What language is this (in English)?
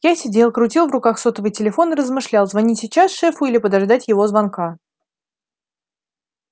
Russian